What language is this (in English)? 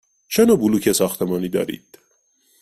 Persian